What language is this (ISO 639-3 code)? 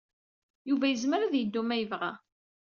kab